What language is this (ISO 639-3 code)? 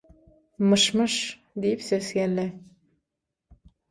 tuk